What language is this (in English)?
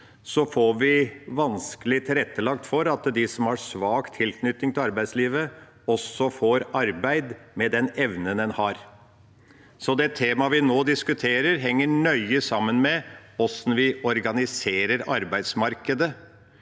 Norwegian